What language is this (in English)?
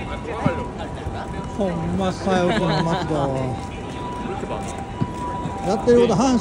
Japanese